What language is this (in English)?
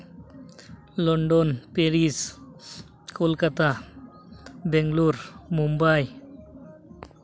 Santali